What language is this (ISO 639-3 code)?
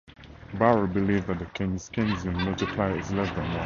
eng